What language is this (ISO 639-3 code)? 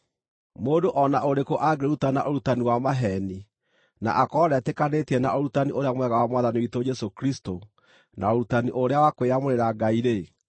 kik